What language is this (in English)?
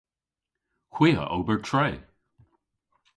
Cornish